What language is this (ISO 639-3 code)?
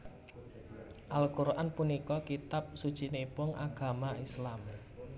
jav